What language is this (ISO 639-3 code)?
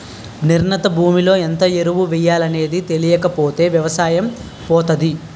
tel